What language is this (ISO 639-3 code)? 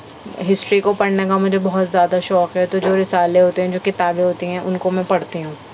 urd